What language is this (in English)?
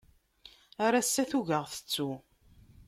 Kabyle